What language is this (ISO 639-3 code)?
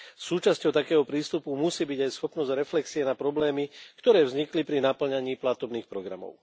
slk